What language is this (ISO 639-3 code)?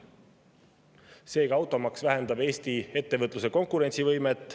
est